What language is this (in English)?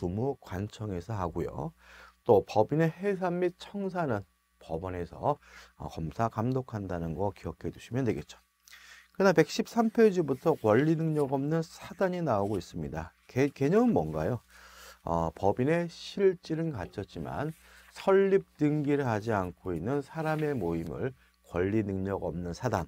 Korean